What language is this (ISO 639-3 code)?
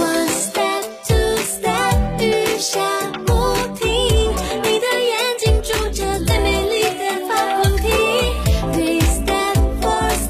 zho